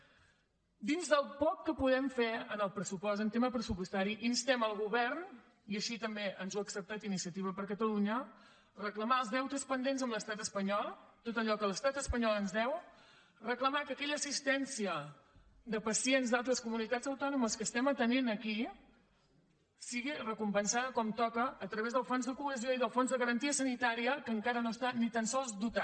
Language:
Catalan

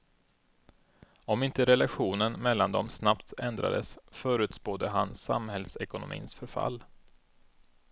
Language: Swedish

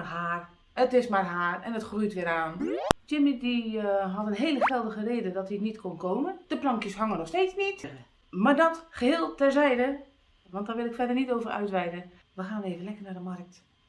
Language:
Dutch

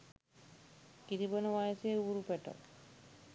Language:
Sinhala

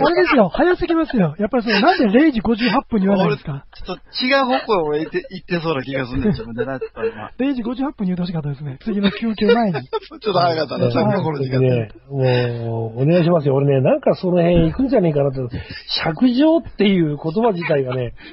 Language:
Japanese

